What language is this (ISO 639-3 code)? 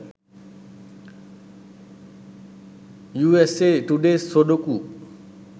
sin